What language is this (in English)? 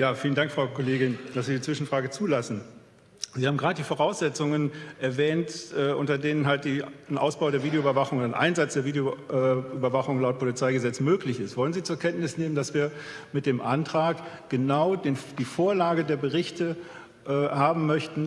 German